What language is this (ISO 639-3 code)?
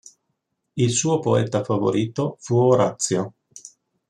ita